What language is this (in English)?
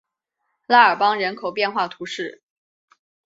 Chinese